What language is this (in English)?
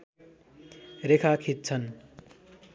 Nepali